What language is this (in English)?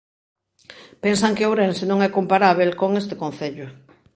Galician